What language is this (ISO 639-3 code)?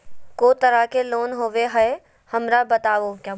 mag